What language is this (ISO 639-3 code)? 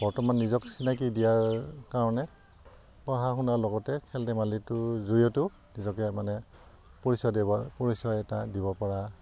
asm